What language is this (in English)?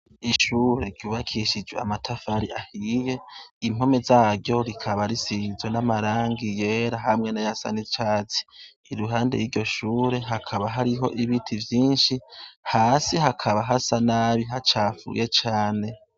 Rundi